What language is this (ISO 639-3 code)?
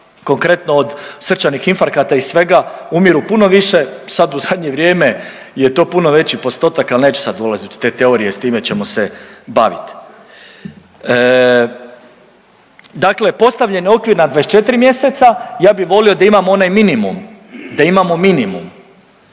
hrv